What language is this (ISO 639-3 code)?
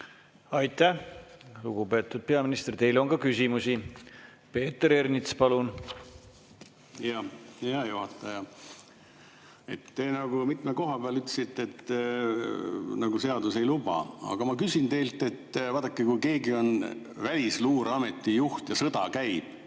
est